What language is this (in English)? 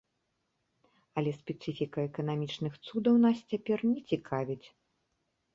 Belarusian